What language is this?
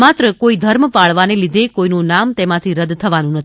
Gujarati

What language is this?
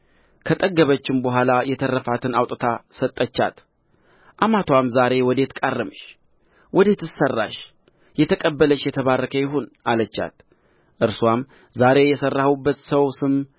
Amharic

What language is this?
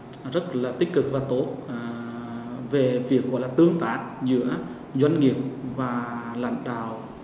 Vietnamese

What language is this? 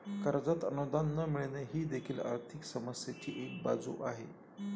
Marathi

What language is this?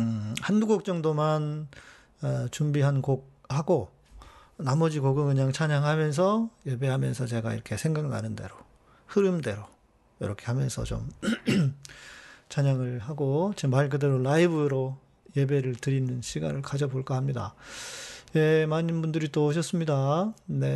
Korean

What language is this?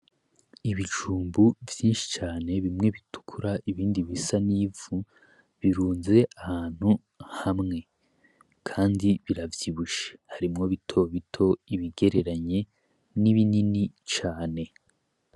Rundi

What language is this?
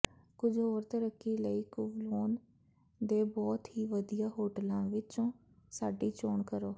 Punjabi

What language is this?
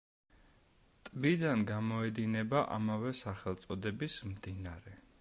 Georgian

